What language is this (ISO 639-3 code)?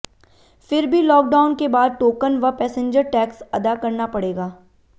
hin